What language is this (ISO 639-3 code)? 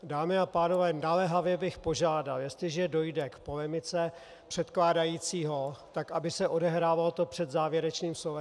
ces